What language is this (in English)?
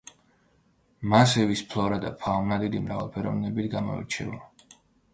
Georgian